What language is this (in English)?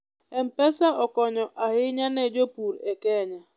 Luo (Kenya and Tanzania)